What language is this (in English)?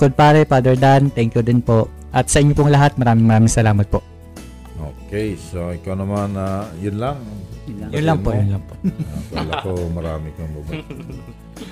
Filipino